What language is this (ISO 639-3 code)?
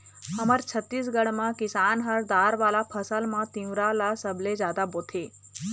hne